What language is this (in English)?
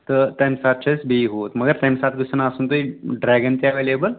Kashmiri